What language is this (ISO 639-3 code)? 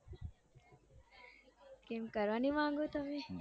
guj